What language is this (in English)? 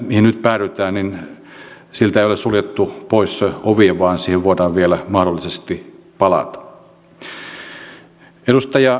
Finnish